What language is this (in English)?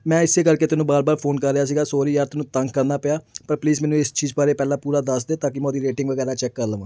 Punjabi